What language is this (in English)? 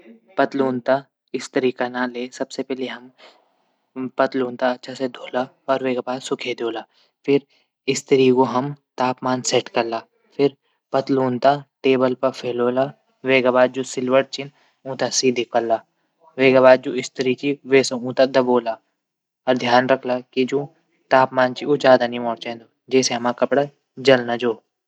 Garhwali